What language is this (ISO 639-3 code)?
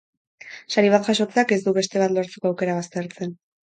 eus